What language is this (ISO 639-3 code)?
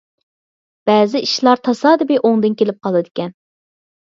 uig